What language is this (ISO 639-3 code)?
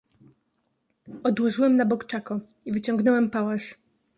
pol